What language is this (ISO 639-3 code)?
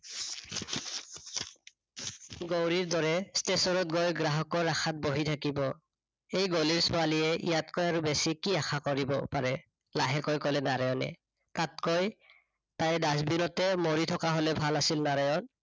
asm